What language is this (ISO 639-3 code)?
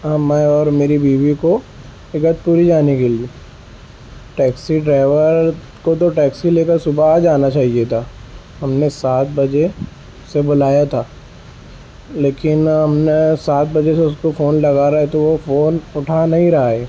urd